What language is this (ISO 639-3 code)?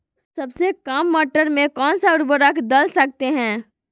mag